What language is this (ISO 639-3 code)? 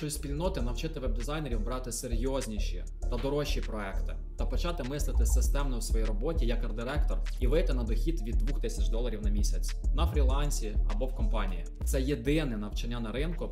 ukr